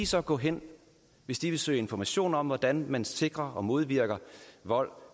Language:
Danish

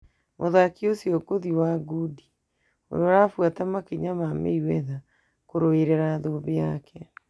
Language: Kikuyu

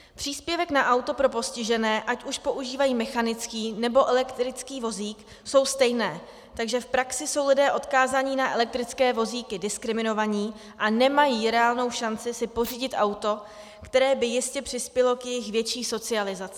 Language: Czech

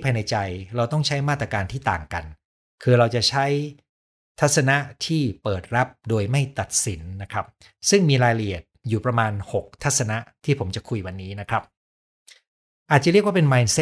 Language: Thai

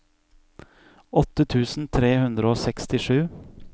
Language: Norwegian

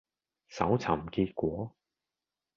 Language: Cantonese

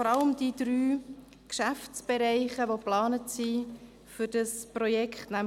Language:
Swiss German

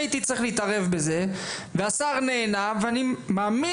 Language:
Hebrew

